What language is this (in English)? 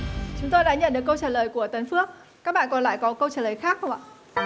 Vietnamese